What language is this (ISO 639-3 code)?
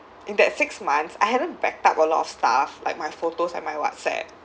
eng